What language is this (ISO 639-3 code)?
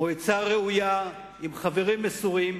heb